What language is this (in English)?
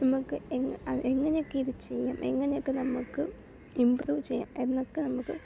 Malayalam